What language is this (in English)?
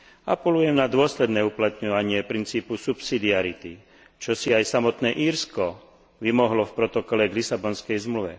Slovak